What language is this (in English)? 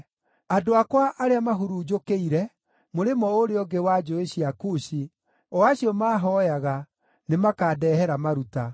Kikuyu